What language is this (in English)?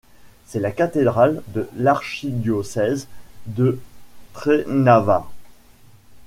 French